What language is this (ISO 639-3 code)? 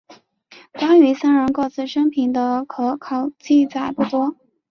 zho